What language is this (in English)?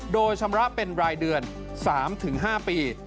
Thai